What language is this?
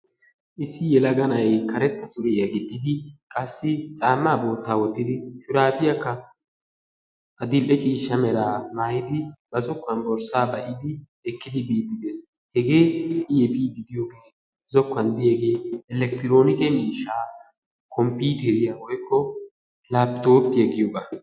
Wolaytta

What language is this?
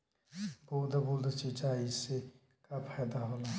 Bhojpuri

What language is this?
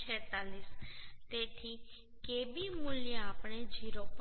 Gujarati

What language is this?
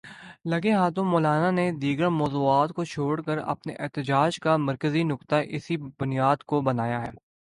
Urdu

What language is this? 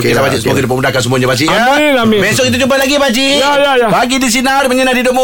Malay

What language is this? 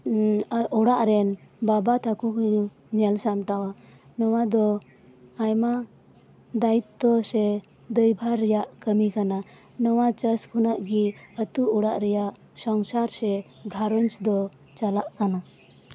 Santali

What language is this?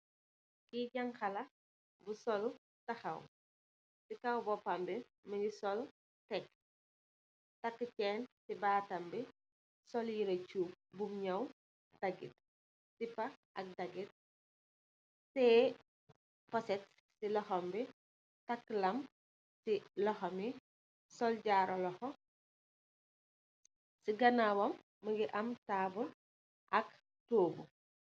Wolof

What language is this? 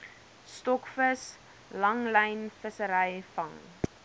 Afrikaans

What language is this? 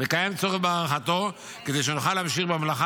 Hebrew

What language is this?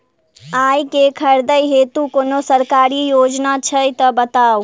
Maithili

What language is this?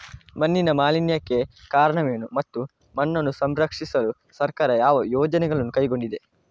Kannada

